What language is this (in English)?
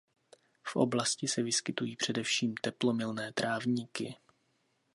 Czech